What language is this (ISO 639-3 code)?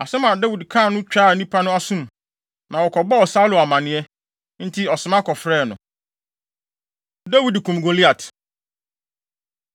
aka